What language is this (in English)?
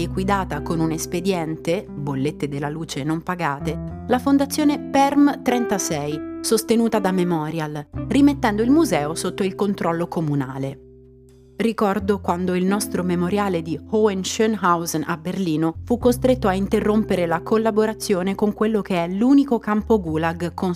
Italian